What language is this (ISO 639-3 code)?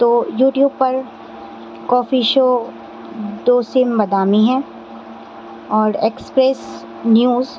urd